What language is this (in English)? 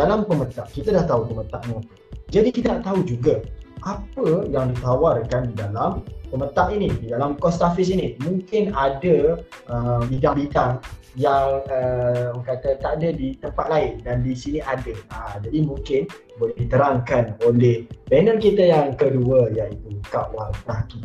Malay